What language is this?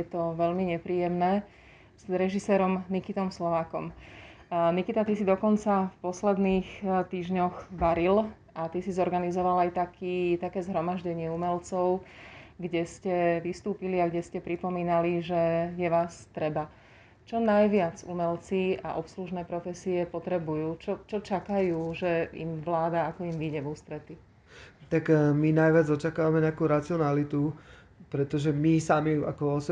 Slovak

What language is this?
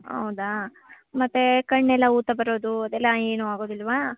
Kannada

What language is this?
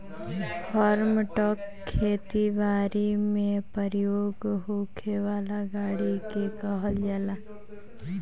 Bhojpuri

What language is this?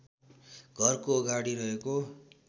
Nepali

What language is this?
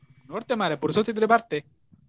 Kannada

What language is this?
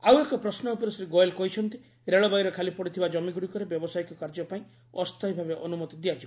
Odia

